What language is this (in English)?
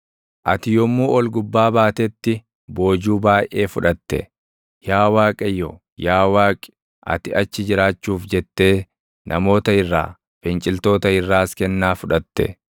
Oromo